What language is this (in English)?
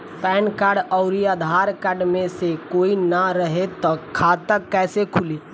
Bhojpuri